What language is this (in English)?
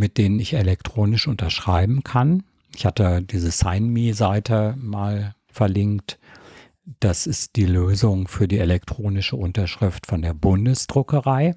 German